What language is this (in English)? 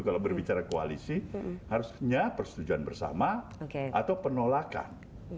Indonesian